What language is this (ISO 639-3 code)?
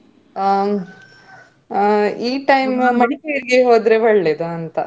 kan